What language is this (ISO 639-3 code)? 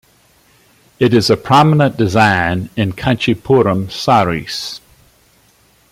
eng